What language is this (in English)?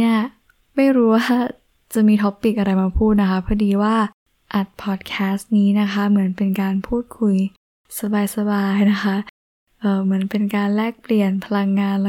Thai